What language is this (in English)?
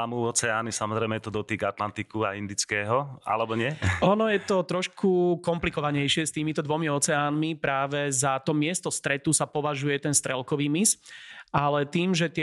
Slovak